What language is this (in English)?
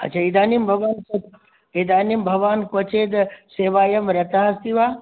Sanskrit